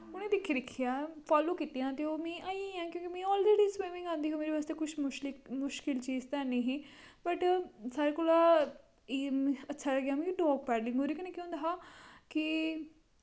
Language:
Dogri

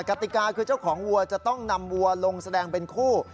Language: Thai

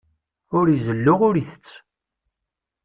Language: Kabyle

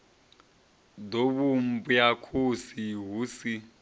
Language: Venda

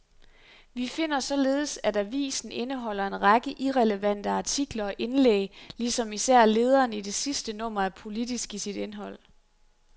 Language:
Danish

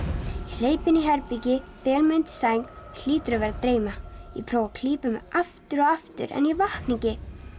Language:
Icelandic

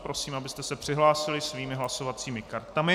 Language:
Czech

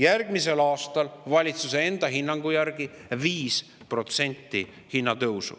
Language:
Estonian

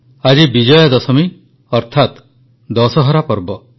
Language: Odia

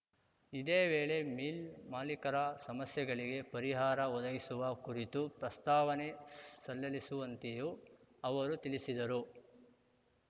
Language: Kannada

